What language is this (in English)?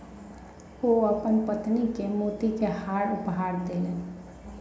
Maithili